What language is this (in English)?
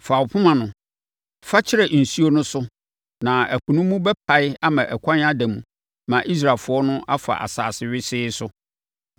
Akan